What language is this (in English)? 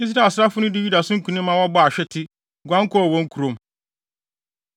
Akan